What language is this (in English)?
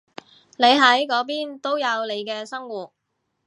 Cantonese